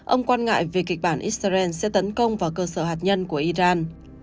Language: Vietnamese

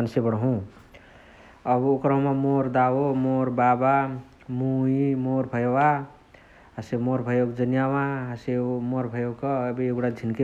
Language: Chitwania Tharu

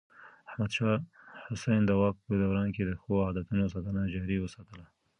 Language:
Pashto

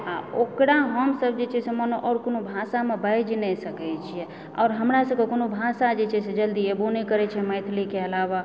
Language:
Maithili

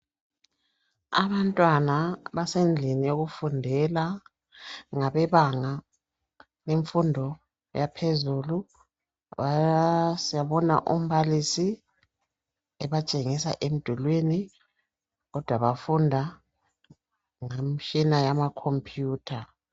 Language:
North Ndebele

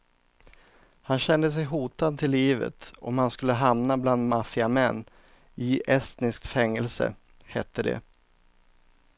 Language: Swedish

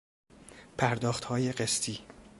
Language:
Persian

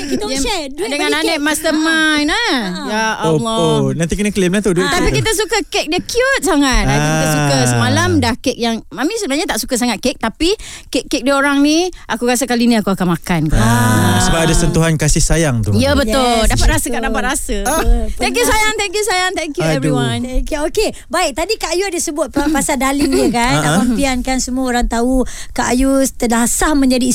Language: Malay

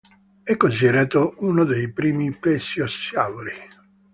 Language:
Italian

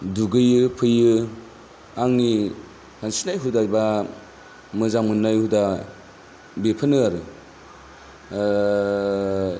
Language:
Bodo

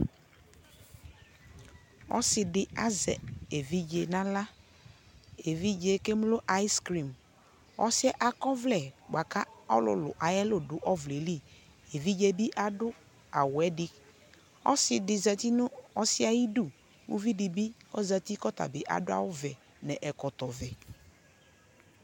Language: Ikposo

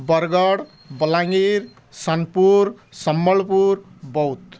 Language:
Odia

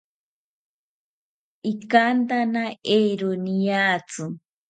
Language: South Ucayali Ashéninka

